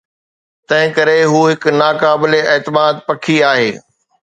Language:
Sindhi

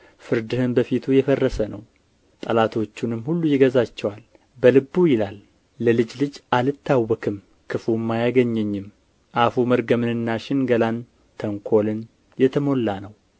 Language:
Amharic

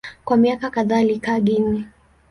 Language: Swahili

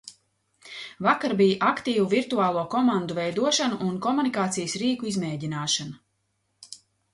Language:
Latvian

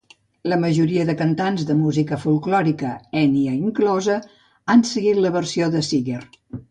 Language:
Catalan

